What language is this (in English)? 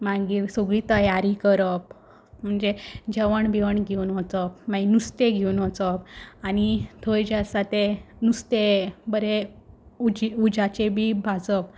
Konkani